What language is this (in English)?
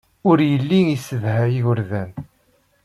Kabyle